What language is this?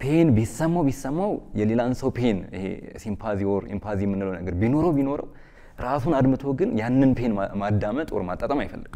Arabic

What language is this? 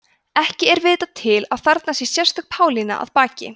Icelandic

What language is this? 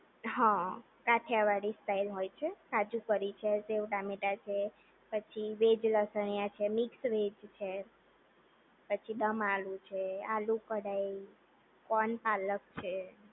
Gujarati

